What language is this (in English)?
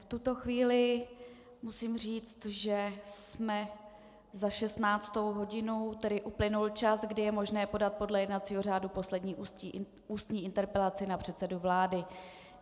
Czech